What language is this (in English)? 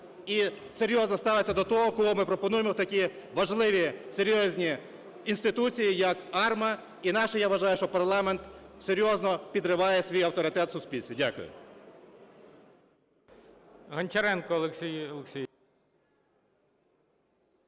Ukrainian